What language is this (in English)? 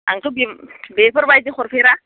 Bodo